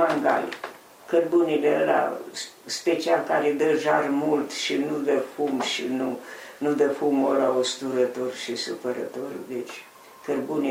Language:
Romanian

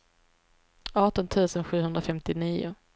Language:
Swedish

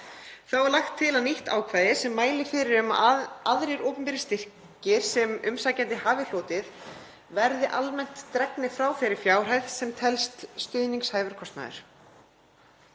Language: Icelandic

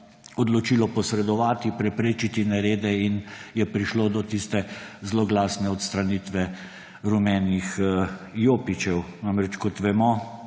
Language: Slovenian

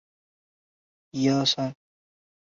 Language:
Chinese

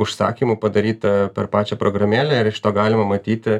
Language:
Lithuanian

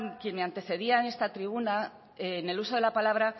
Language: Spanish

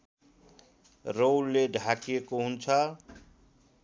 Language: Nepali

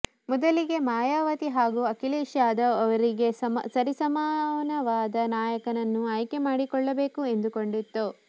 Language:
Kannada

